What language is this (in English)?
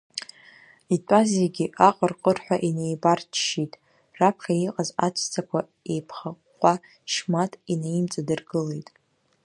Abkhazian